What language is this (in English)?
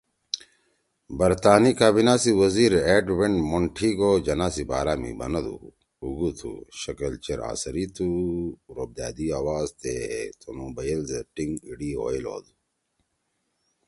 Torwali